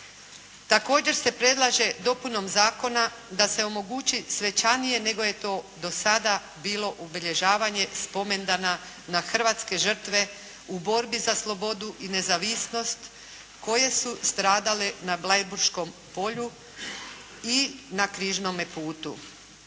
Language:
Croatian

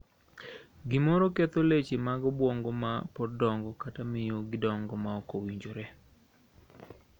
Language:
Luo (Kenya and Tanzania)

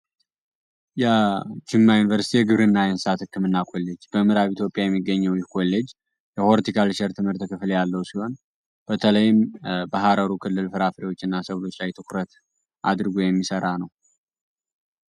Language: Amharic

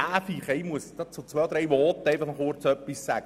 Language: Swiss German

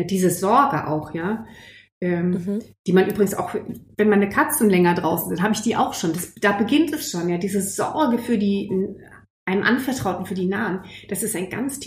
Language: German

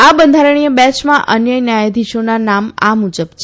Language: Gujarati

